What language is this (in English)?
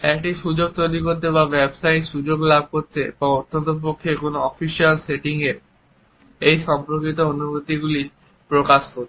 Bangla